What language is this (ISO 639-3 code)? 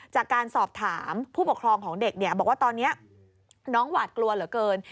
tha